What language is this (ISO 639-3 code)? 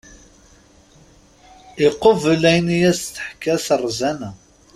kab